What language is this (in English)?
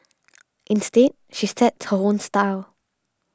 English